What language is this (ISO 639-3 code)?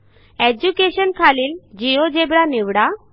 mar